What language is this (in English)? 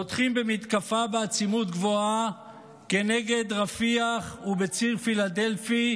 Hebrew